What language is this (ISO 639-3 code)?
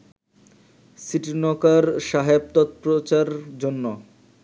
ben